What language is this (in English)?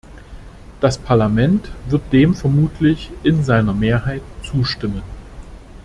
German